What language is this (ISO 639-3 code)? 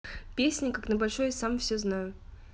rus